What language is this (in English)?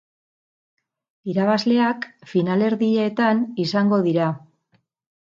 Basque